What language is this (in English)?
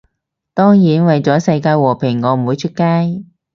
Cantonese